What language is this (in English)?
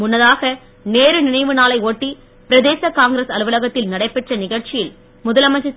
Tamil